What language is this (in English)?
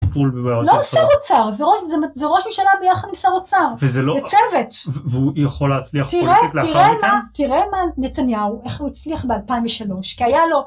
Hebrew